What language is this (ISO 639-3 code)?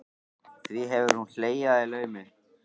isl